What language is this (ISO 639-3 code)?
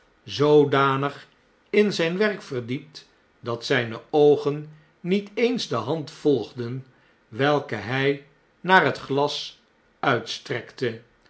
nld